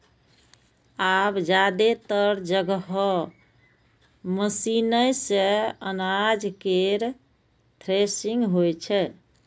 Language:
Maithili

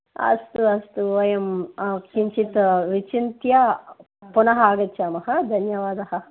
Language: Sanskrit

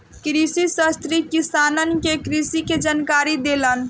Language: Bhojpuri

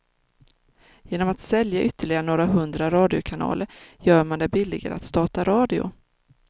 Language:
Swedish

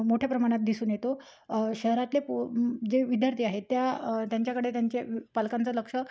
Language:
Marathi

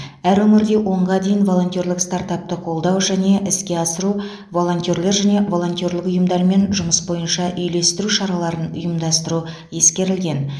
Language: Kazakh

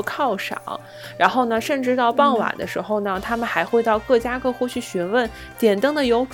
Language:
Chinese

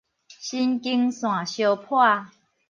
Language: Min Nan Chinese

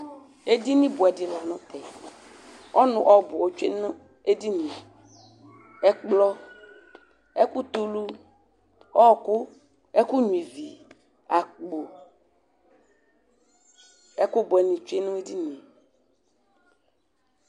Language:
Ikposo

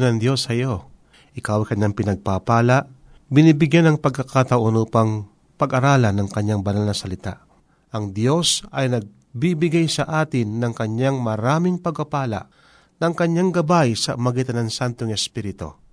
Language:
Filipino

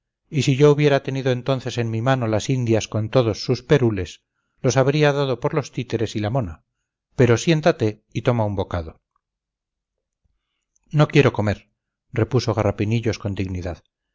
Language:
Spanish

